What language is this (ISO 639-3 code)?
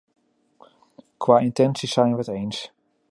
nld